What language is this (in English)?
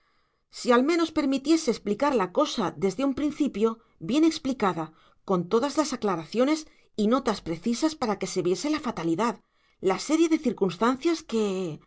Spanish